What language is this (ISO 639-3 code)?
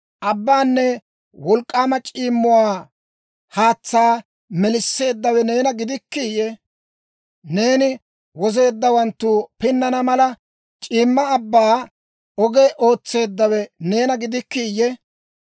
dwr